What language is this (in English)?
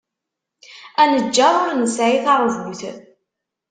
Kabyle